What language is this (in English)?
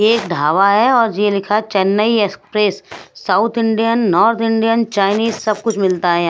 Hindi